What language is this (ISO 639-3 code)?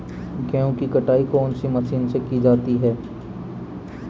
hin